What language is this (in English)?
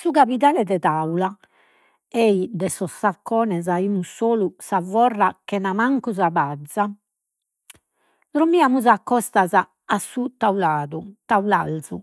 Sardinian